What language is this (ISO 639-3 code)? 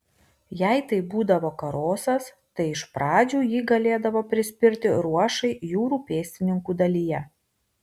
lit